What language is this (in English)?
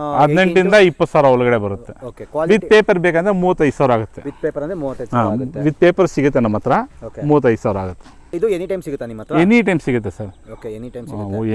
Kannada